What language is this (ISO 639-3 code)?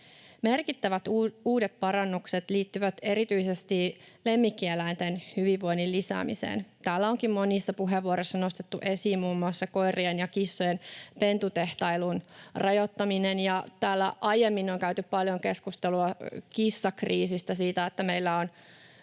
fin